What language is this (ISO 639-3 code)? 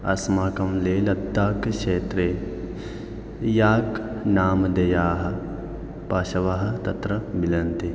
san